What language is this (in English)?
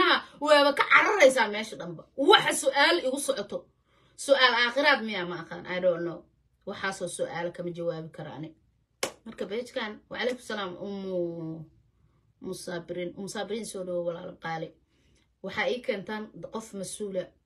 Arabic